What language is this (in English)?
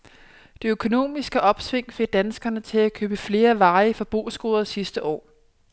Danish